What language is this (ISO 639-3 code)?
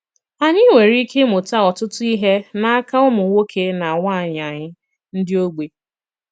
ibo